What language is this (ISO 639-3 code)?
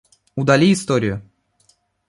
rus